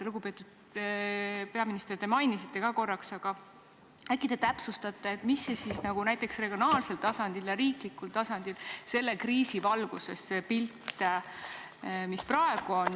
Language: Estonian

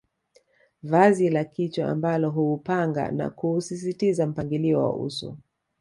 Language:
Swahili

